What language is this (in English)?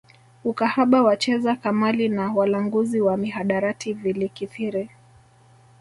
Swahili